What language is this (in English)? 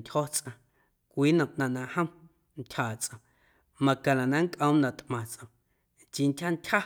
Guerrero Amuzgo